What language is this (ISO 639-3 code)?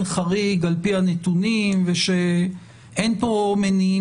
heb